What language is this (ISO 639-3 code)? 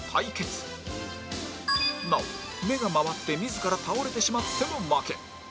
jpn